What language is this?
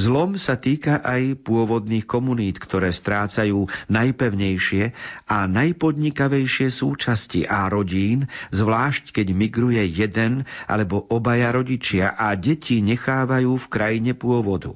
Slovak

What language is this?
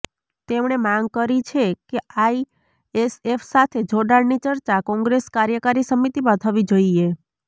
Gujarati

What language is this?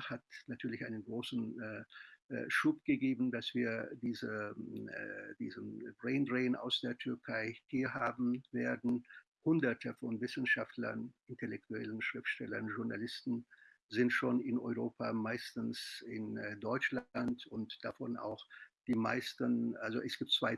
German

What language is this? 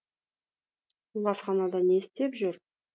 Kazakh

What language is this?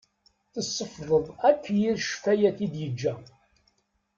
Kabyle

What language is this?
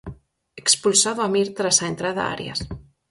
Galician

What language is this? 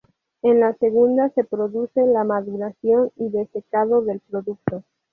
Spanish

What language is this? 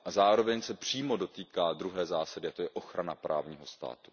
Czech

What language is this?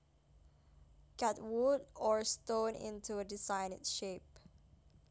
Javanese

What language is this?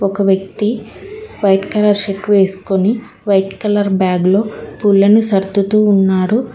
Telugu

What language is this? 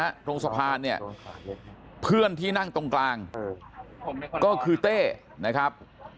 Thai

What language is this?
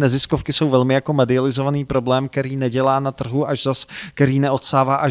Czech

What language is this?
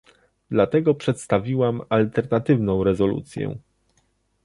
Polish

